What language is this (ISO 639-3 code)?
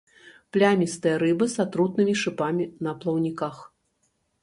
bel